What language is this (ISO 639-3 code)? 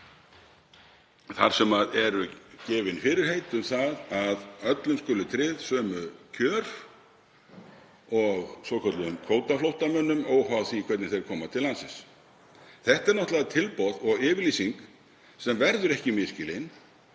isl